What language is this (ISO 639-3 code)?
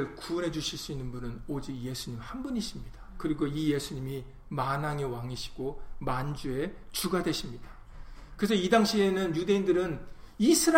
kor